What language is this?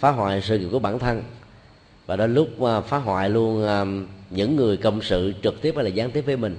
Vietnamese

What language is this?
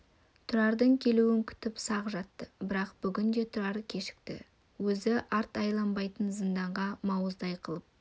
Kazakh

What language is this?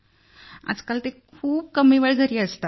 Marathi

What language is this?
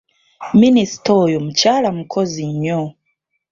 Ganda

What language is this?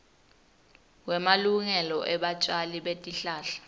Swati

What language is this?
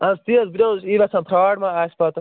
Kashmiri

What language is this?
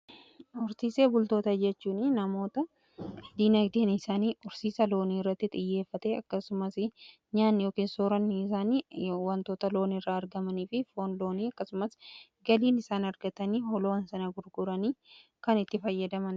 Oromo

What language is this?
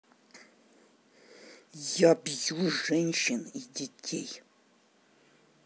Russian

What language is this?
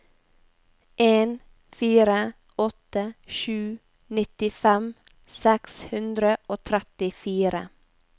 Norwegian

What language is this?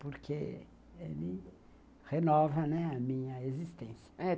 Portuguese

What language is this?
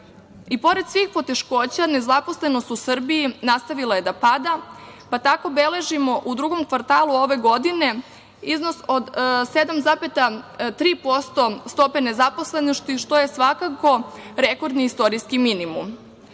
Serbian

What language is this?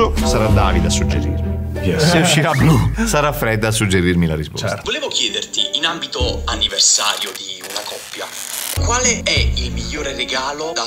Italian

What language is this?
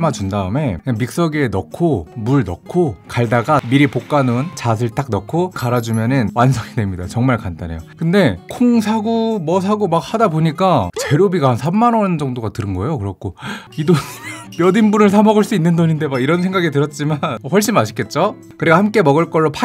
Korean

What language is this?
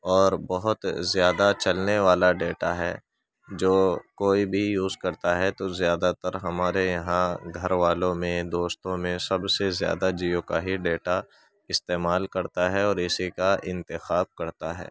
Urdu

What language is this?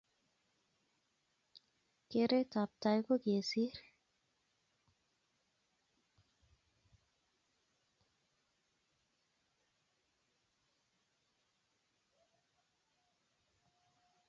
Kalenjin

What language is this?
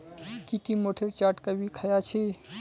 Magahi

